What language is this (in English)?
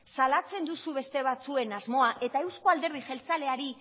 Basque